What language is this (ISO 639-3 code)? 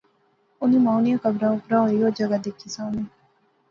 phr